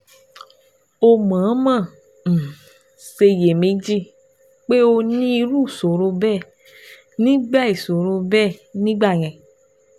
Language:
Yoruba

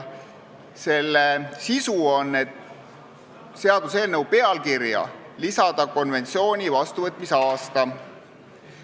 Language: Estonian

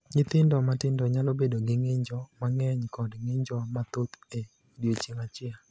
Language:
Luo (Kenya and Tanzania)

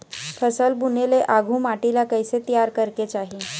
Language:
Chhattisgarhi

